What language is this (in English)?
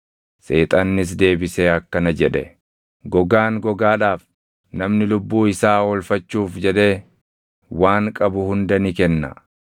Oromo